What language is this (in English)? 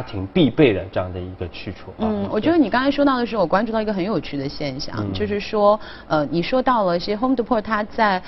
Chinese